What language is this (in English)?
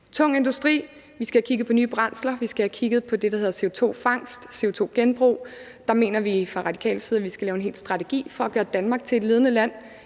Danish